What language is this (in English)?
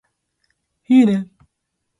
Japanese